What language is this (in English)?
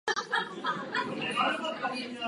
Czech